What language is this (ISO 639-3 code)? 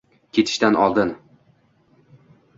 uzb